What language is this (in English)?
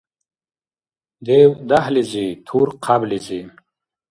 Dargwa